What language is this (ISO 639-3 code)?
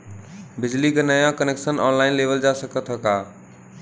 bho